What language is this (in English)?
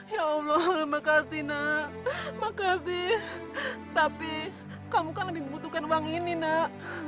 Indonesian